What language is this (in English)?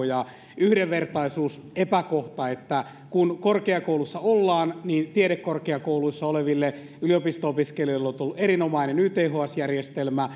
Finnish